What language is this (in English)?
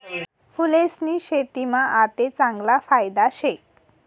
Marathi